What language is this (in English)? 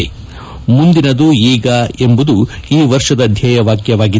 Kannada